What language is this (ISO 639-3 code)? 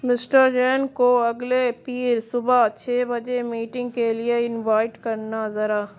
urd